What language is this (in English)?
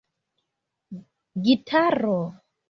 Esperanto